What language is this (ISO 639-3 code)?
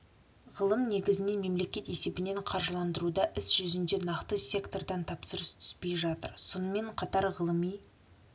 kaz